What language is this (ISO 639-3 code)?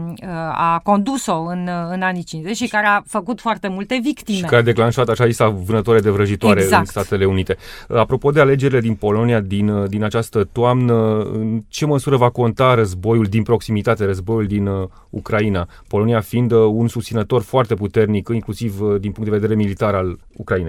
ron